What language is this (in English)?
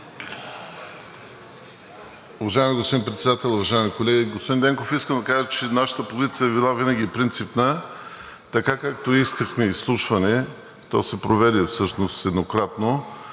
Bulgarian